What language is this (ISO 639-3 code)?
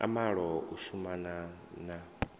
ven